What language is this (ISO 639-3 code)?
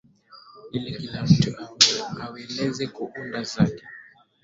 swa